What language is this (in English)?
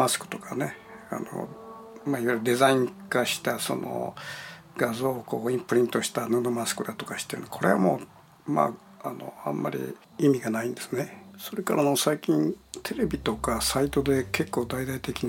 Japanese